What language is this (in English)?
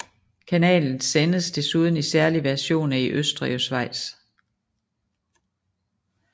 Danish